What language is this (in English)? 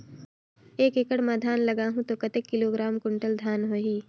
Chhattisgarhi